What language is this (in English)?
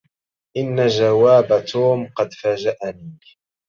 Arabic